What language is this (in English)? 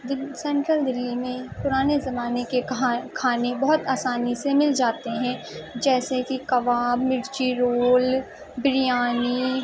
Urdu